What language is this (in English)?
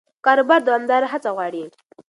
Pashto